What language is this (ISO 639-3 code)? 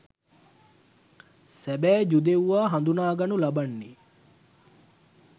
sin